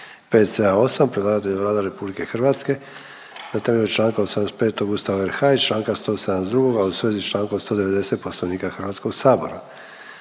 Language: Croatian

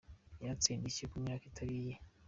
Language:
Kinyarwanda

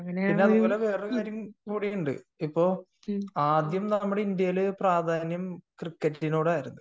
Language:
Malayalam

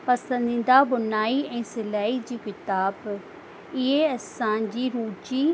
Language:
Sindhi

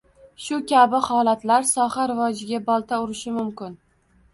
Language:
Uzbek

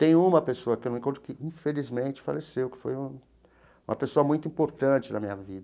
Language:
Portuguese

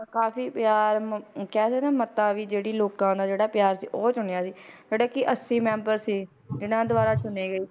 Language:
Punjabi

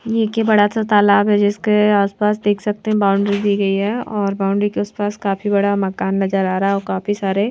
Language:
Hindi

